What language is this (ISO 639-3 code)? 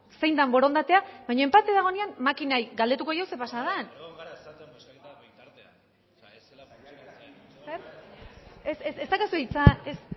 eus